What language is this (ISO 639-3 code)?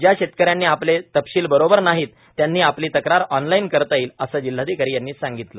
mar